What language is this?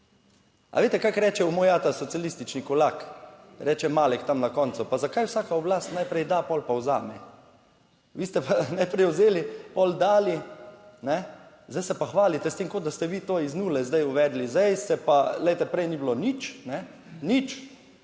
Slovenian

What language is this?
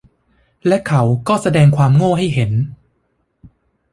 Thai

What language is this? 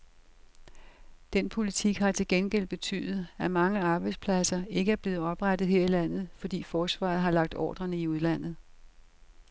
Danish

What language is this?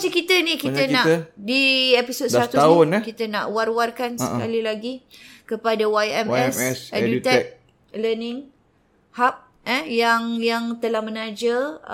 Malay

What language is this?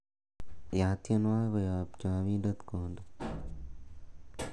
Kalenjin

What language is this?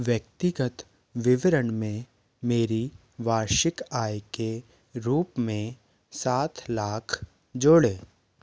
Hindi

